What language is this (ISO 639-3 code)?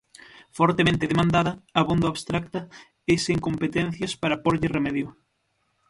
glg